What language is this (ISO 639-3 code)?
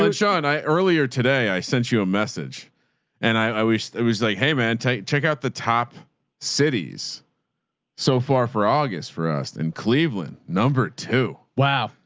eng